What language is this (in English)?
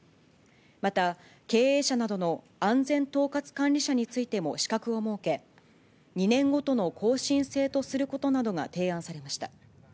Japanese